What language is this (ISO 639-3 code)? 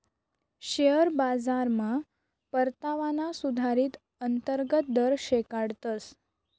mar